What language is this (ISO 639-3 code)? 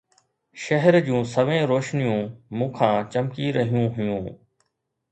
snd